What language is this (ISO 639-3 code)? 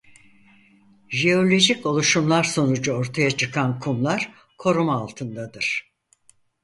tur